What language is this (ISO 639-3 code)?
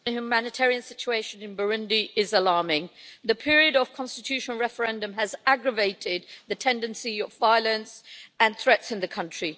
eng